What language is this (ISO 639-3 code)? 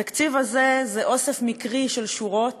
heb